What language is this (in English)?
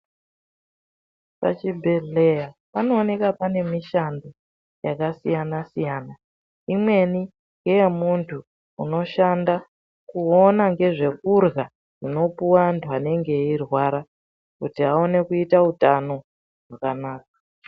Ndau